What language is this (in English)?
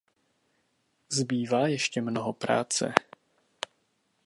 Czech